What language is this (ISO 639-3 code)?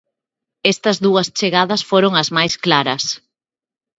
glg